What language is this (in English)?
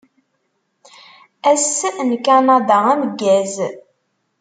Kabyle